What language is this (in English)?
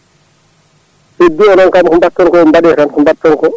Fula